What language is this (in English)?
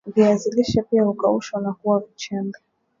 Swahili